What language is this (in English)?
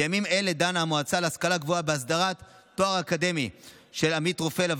Hebrew